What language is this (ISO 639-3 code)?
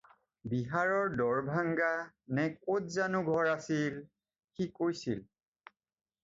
asm